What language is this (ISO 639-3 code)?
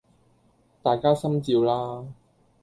yue